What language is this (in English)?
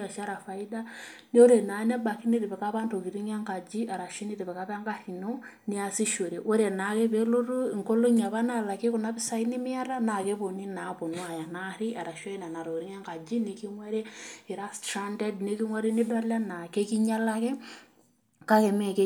Masai